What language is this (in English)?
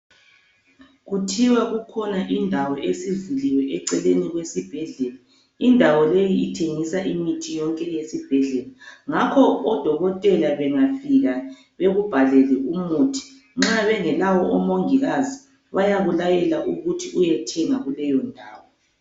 North Ndebele